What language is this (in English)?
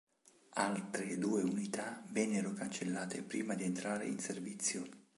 Italian